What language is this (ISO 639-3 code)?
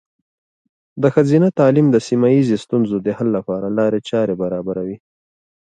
pus